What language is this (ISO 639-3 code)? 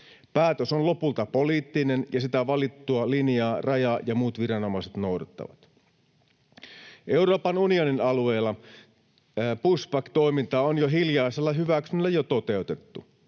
fin